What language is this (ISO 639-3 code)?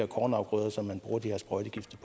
dan